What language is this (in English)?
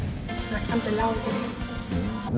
Vietnamese